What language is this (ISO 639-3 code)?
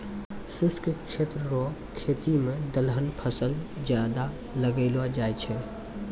mai